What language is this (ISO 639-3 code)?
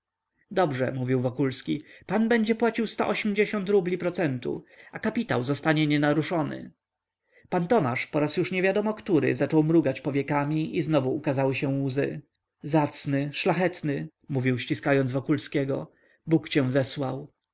pol